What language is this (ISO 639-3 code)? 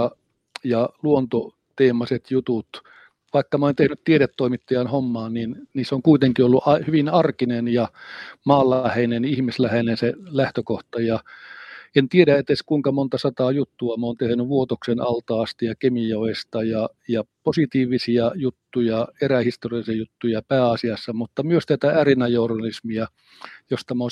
fin